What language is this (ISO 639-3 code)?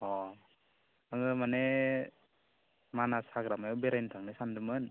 brx